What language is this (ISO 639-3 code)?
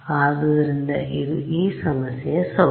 kan